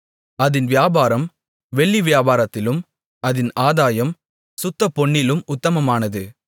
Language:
Tamil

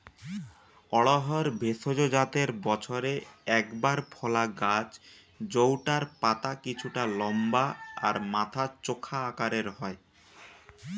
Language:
Bangla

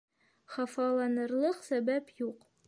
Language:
Bashkir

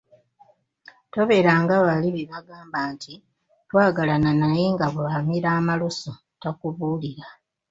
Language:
Ganda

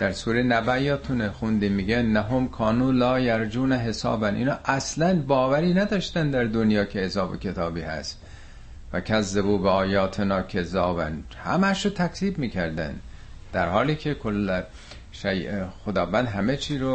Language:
Persian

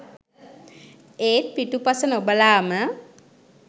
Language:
Sinhala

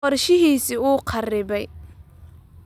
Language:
Somali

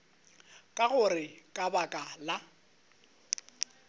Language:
Northern Sotho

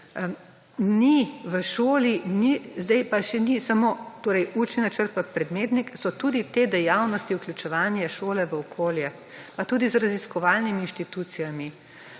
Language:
Slovenian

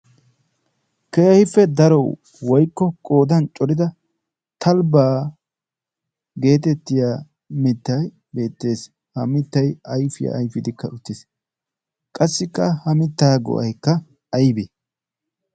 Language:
Wolaytta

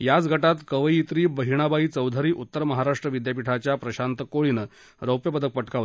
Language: Marathi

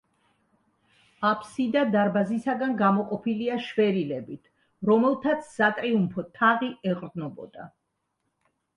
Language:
Georgian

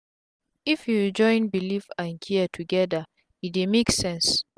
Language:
Nigerian Pidgin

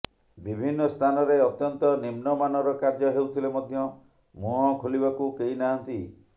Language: Odia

